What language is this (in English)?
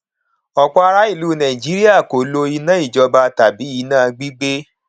Yoruba